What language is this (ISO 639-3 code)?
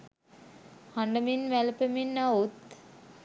sin